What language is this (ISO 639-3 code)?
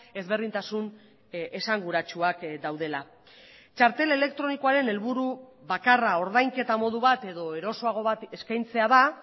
eus